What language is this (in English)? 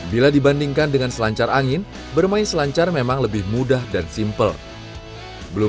Indonesian